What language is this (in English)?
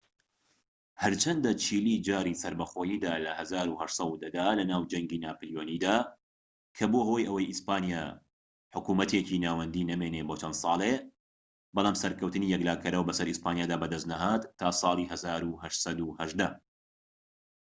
Central Kurdish